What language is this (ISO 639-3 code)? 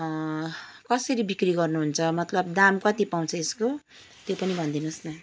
nep